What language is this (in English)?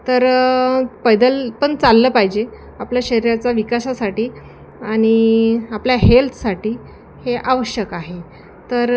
Marathi